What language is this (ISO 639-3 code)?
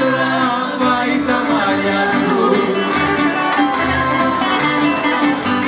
ell